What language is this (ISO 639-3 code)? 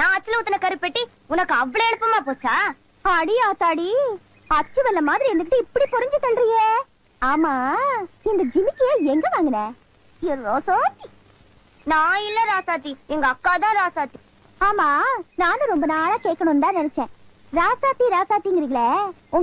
tam